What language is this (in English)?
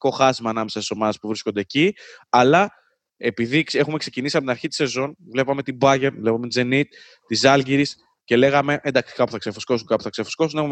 Greek